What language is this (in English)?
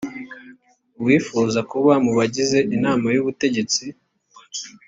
Kinyarwanda